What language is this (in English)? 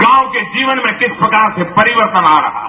Hindi